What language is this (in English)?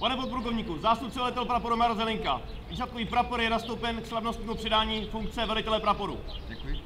Czech